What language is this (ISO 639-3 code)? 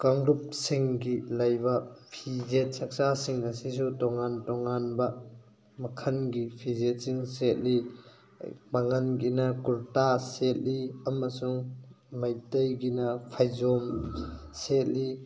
mni